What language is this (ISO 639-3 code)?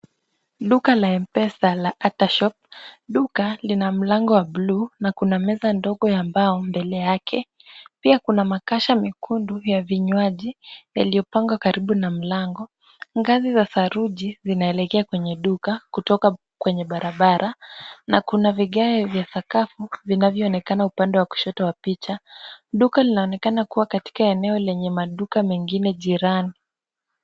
swa